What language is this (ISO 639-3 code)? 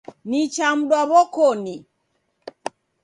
dav